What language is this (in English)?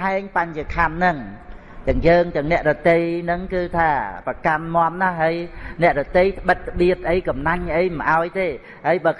Vietnamese